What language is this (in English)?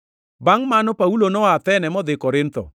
Luo (Kenya and Tanzania)